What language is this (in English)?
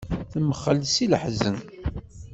Kabyle